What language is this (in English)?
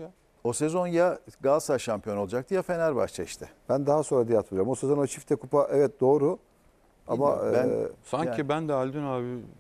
Turkish